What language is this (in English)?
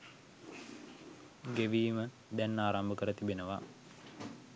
Sinhala